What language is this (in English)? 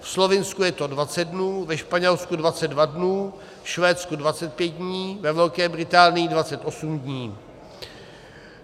Czech